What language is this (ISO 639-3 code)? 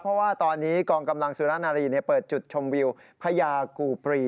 tha